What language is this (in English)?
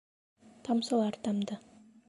Bashkir